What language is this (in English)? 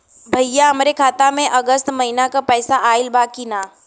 Bhojpuri